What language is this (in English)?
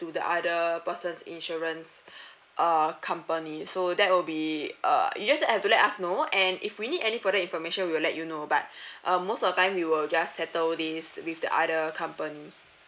English